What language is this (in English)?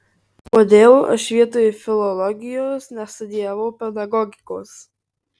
Lithuanian